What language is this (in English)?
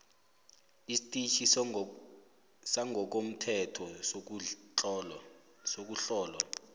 South Ndebele